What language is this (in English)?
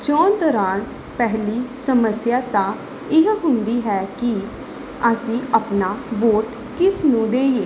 Punjabi